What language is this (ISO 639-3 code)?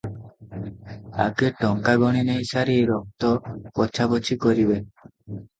ori